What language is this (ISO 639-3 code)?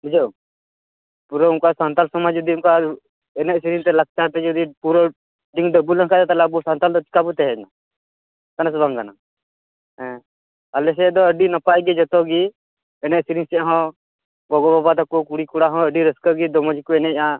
sat